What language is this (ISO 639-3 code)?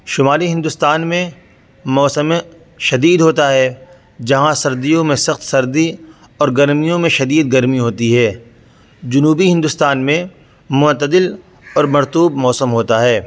urd